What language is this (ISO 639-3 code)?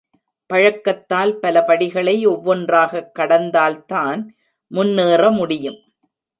tam